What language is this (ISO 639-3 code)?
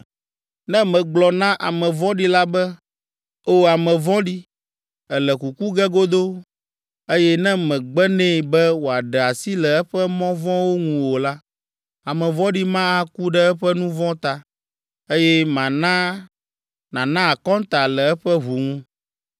ewe